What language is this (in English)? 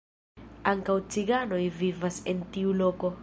Esperanto